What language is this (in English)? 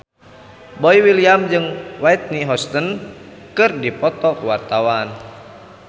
Sundanese